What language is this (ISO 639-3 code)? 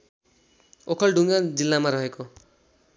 nep